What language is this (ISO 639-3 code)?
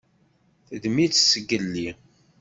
kab